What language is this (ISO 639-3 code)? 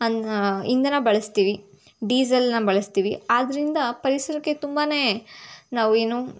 kan